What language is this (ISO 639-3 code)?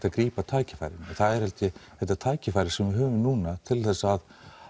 isl